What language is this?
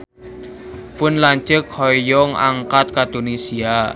Sundanese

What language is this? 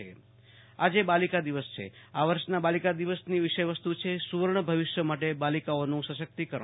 Gujarati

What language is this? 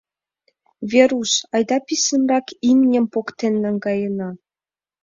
Mari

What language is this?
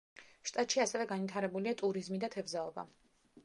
Georgian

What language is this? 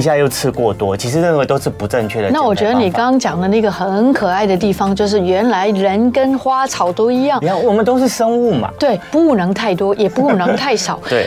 Chinese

